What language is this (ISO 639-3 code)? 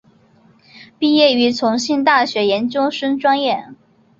zho